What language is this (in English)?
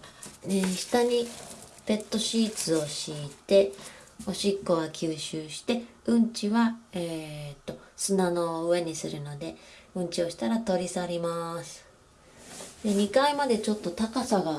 Japanese